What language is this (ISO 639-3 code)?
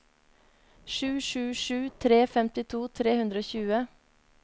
nor